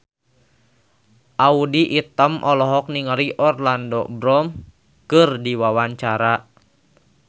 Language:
Sundanese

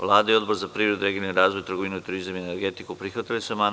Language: Serbian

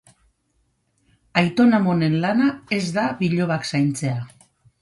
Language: Basque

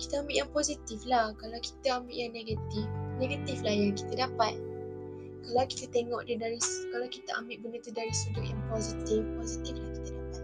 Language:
Malay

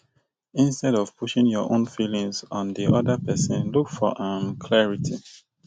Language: Nigerian Pidgin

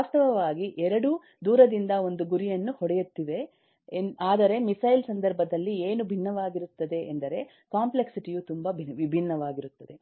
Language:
Kannada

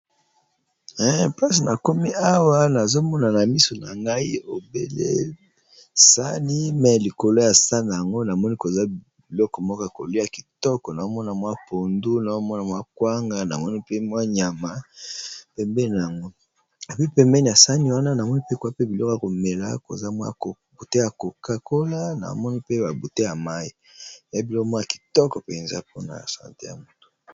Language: Lingala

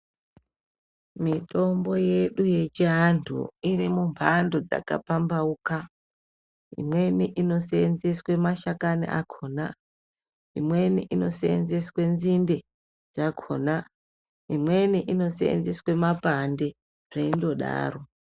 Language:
Ndau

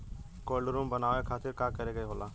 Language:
Bhojpuri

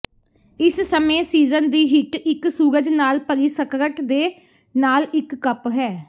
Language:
Punjabi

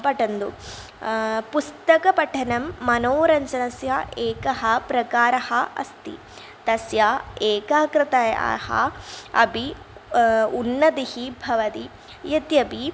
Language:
Sanskrit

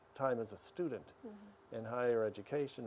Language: Indonesian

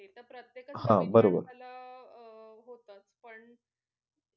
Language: Marathi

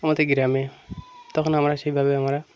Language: Bangla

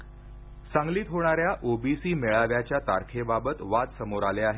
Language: Marathi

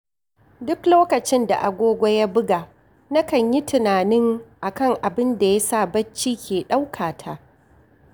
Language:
Hausa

